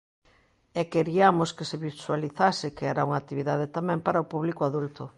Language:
Galician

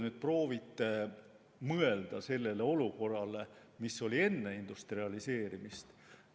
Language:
Estonian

